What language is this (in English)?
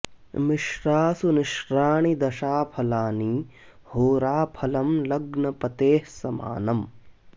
Sanskrit